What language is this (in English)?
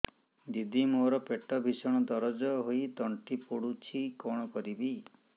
Odia